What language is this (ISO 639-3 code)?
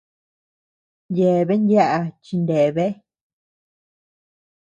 cux